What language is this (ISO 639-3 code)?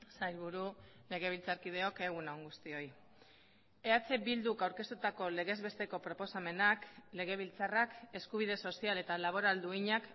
eus